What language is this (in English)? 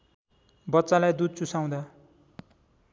Nepali